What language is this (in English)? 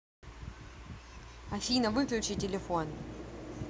Russian